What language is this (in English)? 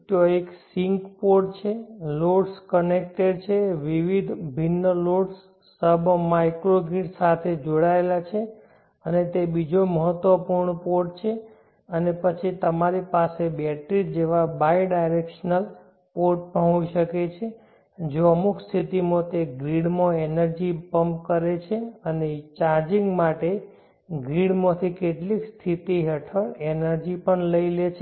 Gujarati